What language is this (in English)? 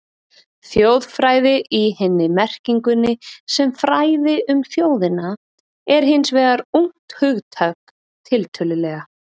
Icelandic